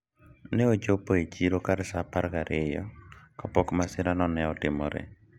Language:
Luo (Kenya and Tanzania)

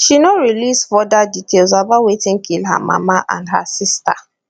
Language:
Nigerian Pidgin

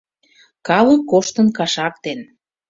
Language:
Mari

